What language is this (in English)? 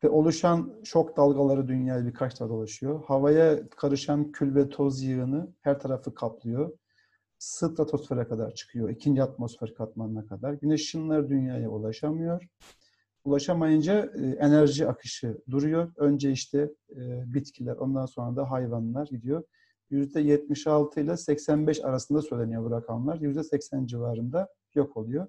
Turkish